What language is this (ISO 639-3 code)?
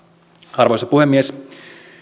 fin